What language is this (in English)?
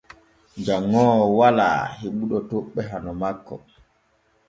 Borgu Fulfulde